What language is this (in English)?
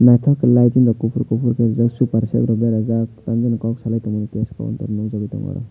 Kok Borok